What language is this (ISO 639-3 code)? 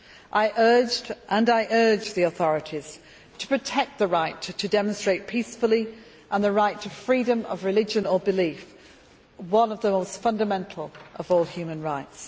eng